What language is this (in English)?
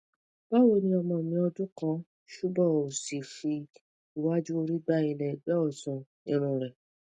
Yoruba